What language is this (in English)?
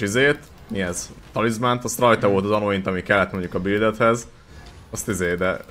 Hungarian